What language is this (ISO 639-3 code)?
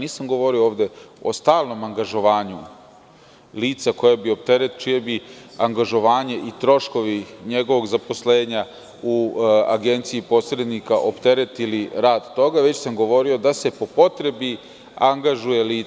srp